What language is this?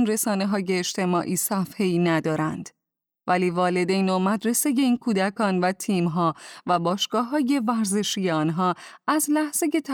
Persian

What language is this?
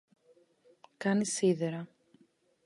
Greek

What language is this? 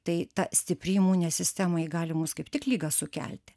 Lithuanian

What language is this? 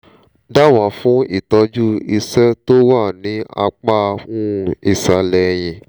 Yoruba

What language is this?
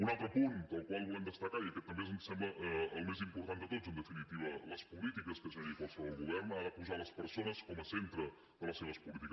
Catalan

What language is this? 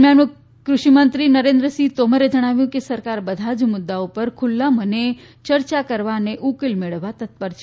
Gujarati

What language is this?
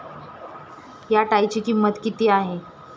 Marathi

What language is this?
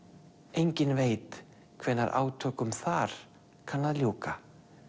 Icelandic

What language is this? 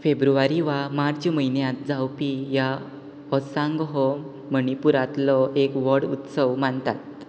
Konkani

